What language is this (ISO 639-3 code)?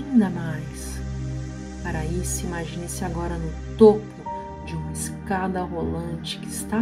por